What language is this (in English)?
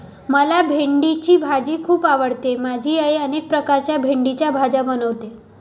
Marathi